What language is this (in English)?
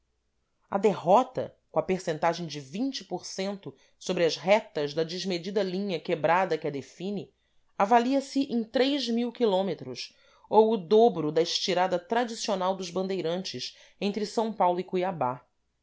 Portuguese